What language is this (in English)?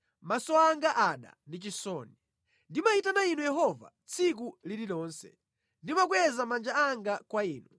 Nyanja